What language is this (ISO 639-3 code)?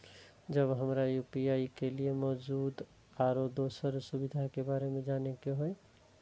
mai